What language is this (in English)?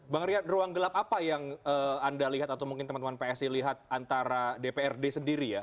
Indonesian